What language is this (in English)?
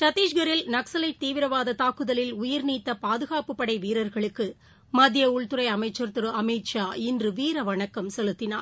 Tamil